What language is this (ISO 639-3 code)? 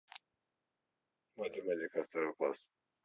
rus